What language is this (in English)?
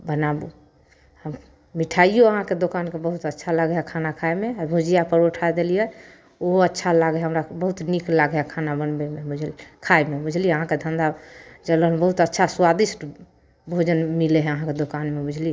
Maithili